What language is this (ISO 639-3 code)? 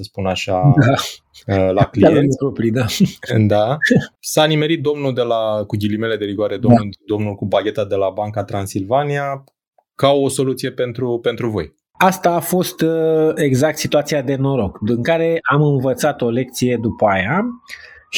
ron